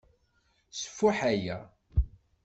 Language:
Kabyle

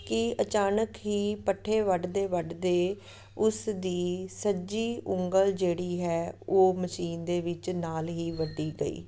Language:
Punjabi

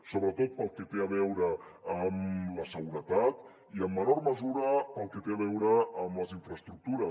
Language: Catalan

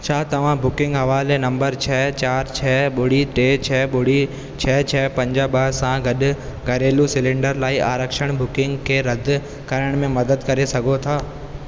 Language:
Sindhi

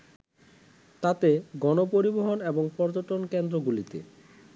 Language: Bangla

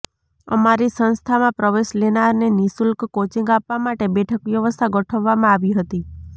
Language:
Gujarati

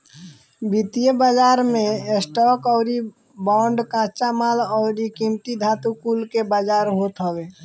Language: Bhojpuri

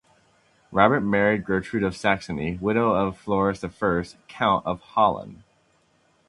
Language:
English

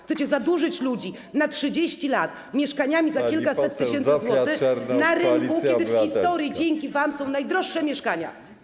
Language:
Polish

